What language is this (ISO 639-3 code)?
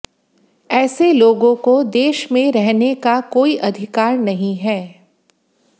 hin